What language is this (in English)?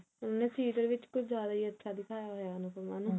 Punjabi